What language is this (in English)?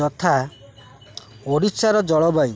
Odia